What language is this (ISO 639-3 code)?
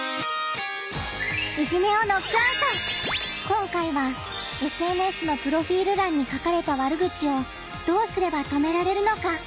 jpn